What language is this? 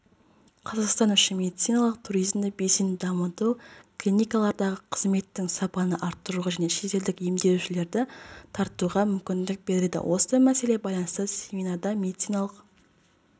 Kazakh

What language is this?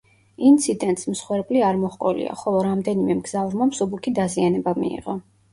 Georgian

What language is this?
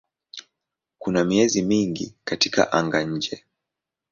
Swahili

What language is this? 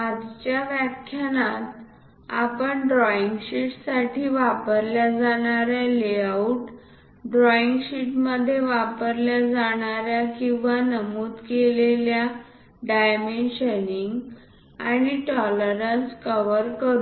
Marathi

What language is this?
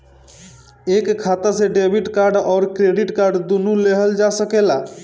Bhojpuri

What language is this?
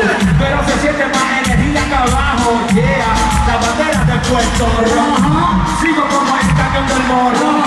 Ukrainian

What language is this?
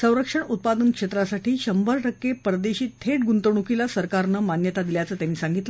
Marathi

